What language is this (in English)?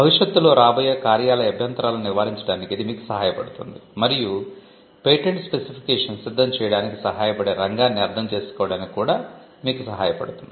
Telugu